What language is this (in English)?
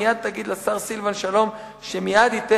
Hebrew